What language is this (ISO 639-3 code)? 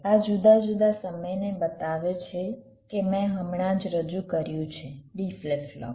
guj